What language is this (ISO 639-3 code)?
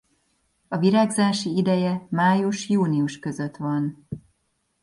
hun